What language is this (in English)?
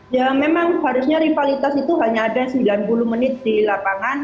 Indonesian